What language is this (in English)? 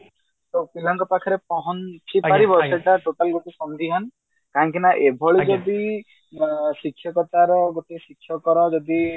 Odia